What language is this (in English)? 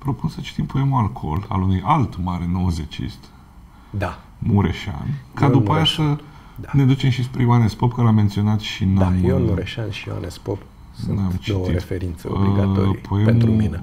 Romanian